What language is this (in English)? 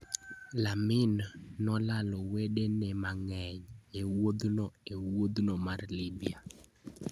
Luo (Kenya and Tanzania)